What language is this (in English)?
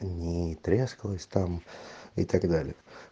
Russian